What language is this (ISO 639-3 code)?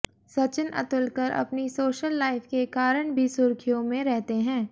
hin